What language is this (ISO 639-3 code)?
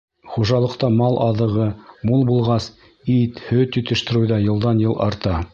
bak